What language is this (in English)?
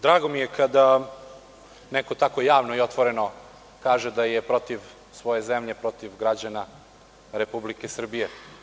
Serbian